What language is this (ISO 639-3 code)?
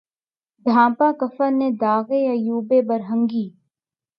urd